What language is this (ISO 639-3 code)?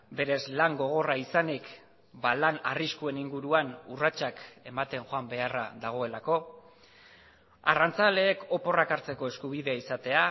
eus